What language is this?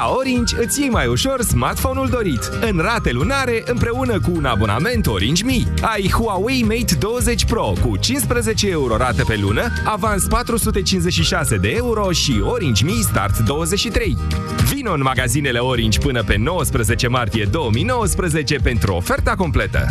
Romanian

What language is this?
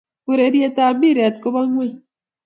Kalenjin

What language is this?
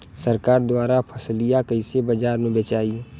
Bhojpuri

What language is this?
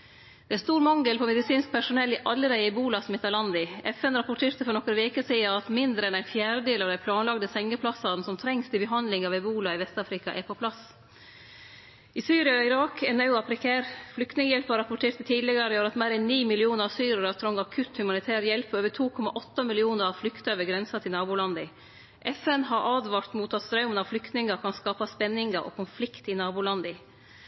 Norwegian Nynorsk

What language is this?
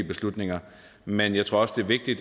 Danish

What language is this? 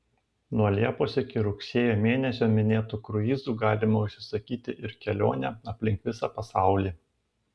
Lithuanian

